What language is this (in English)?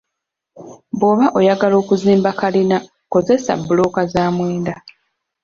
Ganda